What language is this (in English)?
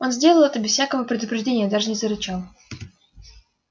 Russian